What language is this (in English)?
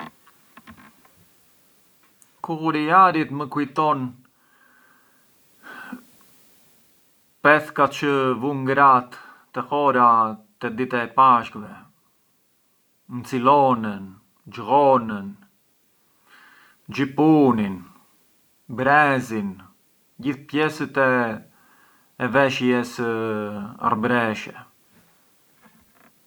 Arbëreshë Albanian